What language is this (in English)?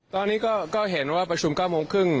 Thai